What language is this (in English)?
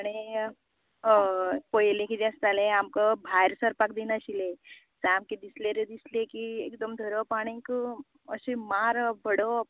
Konkani